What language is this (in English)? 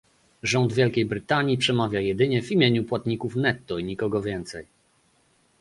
Polish